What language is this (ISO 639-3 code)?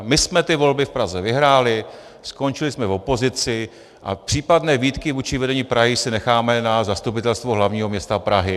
ces